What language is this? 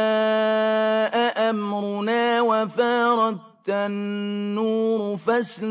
Arabic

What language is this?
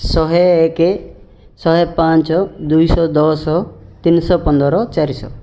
Odia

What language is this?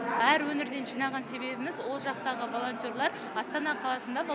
Kazakh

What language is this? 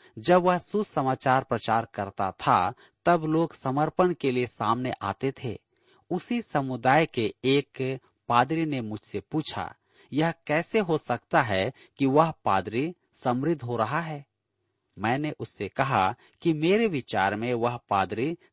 Hindi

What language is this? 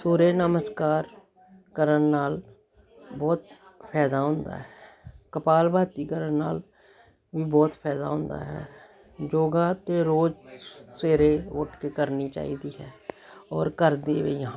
Punjabi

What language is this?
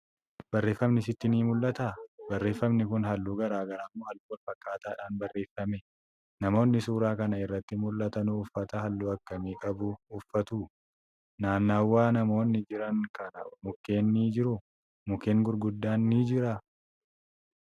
Oromo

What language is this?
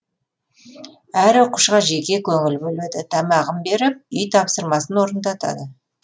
Kazakh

